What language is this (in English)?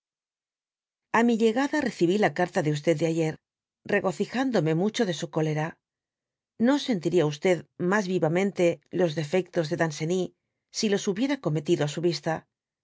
Spanish